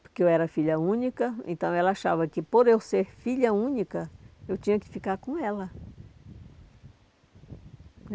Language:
Portuguese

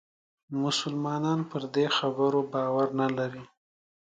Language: Pashto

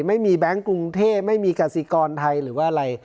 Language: Thai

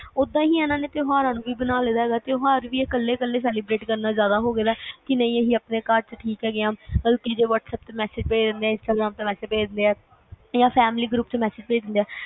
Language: Punjabi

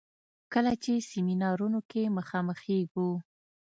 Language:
Pashto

